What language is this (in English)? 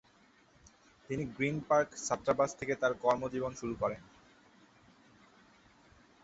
Bangla